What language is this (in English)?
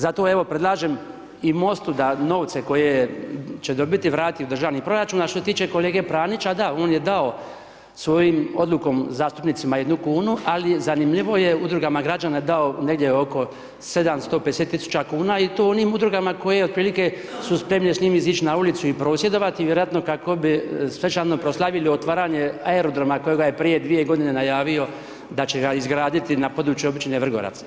Croatian